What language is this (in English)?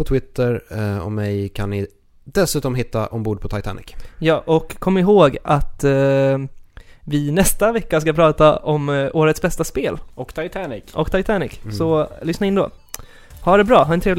Swedish